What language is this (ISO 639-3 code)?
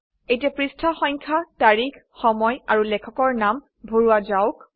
asm